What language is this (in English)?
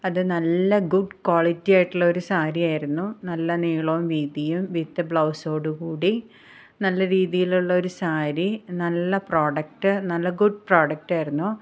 Malayalam